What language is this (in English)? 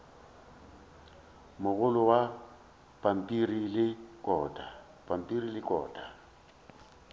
Northern Sotho